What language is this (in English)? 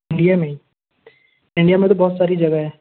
Hindi